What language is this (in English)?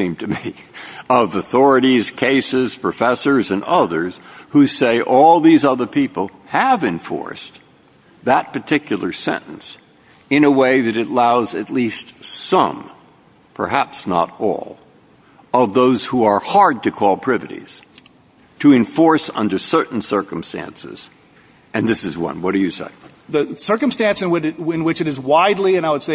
English